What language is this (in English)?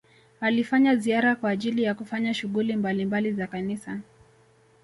Swahili